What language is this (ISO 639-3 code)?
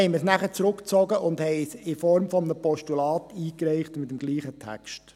gsw